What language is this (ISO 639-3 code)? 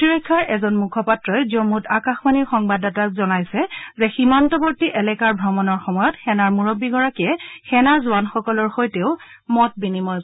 asm